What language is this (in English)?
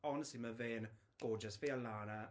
Welsh